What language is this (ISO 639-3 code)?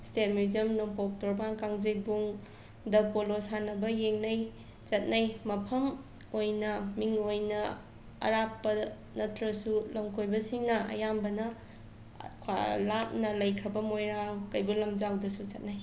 mni